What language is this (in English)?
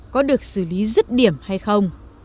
Vietnamese